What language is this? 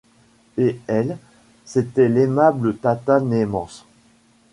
French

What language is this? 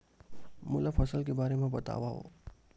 Chhattisgarhi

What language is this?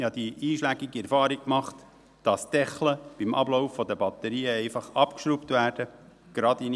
Swiss German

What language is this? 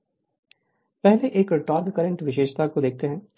Hindi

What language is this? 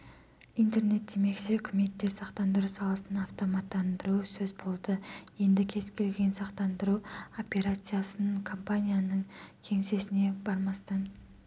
Kazakh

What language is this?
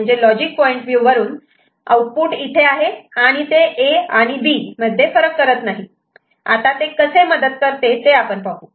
Marathi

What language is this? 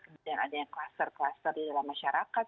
Indonesian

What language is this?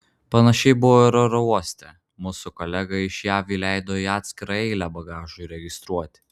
Lithuanian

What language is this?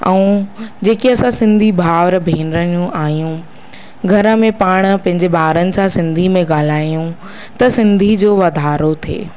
Sindhi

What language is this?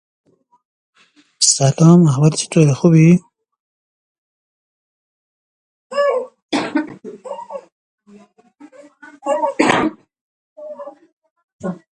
Persian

